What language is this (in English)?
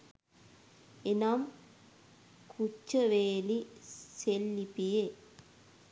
Sinhala